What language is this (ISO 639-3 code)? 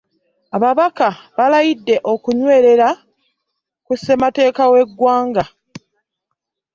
lug